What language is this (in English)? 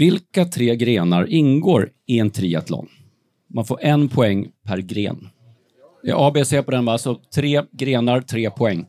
Swedish